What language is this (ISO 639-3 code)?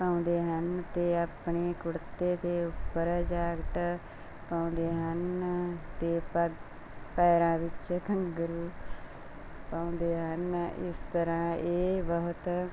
pan